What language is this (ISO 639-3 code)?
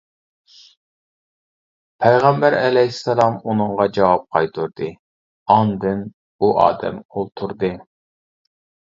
uig